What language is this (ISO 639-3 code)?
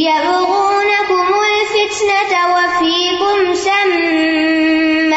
urd